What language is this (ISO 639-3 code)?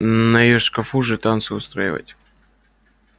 rus